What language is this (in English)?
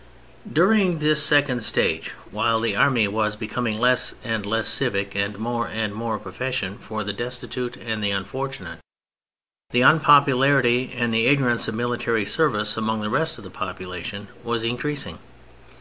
English